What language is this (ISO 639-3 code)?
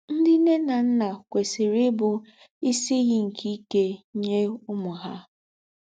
ibo